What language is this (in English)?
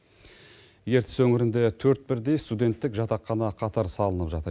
Kazakh